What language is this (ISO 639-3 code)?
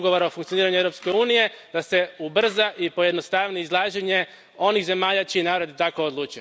hrv